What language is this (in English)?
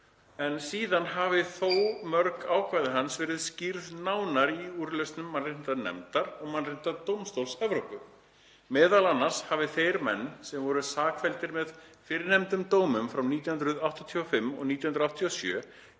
Icelandic